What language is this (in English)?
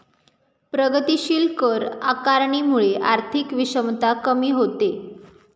Marathi